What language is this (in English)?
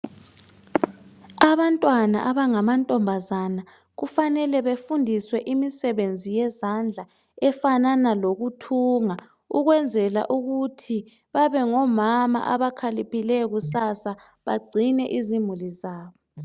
North Ndebele